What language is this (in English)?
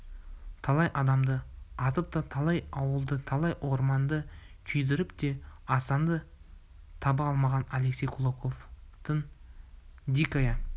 Kazakh